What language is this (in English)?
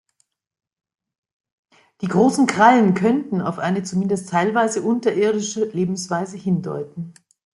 German